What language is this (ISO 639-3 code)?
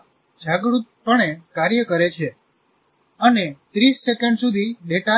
guj